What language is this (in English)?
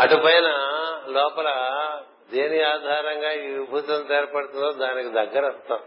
Telugu